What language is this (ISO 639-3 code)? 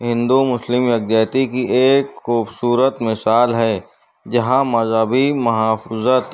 urd